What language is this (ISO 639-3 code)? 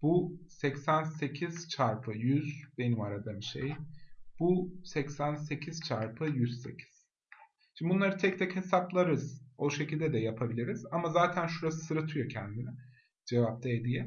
tur